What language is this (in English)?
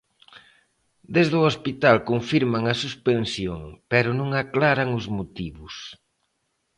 Galician